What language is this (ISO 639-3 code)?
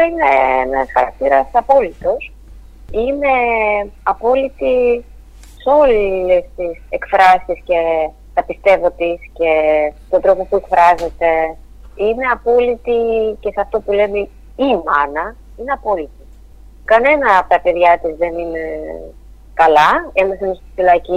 ell